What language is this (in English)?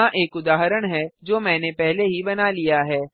Hindi